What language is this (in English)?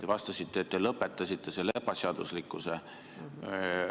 Estonian